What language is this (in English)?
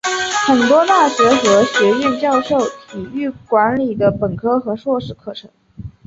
Chinese